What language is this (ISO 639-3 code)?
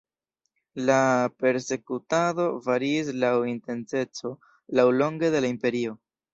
epo